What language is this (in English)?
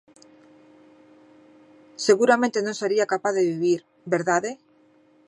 Galician